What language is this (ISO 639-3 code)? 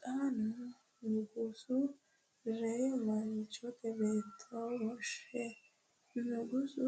sid